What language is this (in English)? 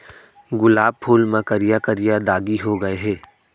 Chhattisgarhi